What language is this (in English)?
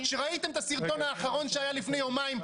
Hebrew